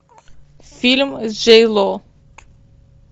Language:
Russian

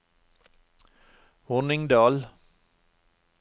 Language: Norwegian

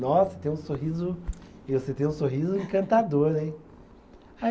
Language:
Portuguese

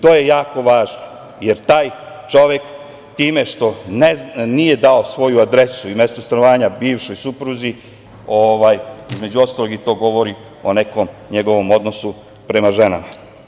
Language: Serbian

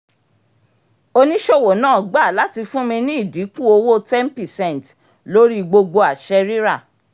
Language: Yoruba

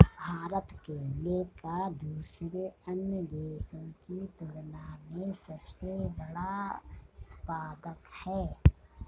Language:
Hindi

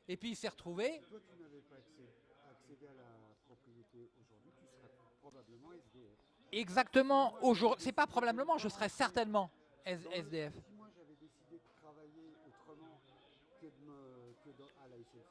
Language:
French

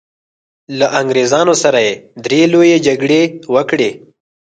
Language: Pashto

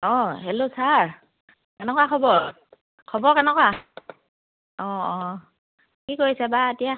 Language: Assamese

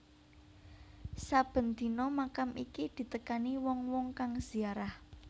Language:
Javanese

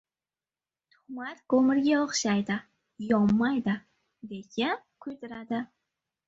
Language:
Uzbek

